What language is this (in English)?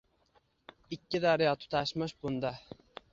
Uzbek